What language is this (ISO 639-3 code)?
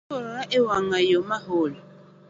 luo